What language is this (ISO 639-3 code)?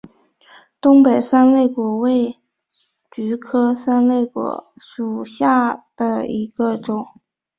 zho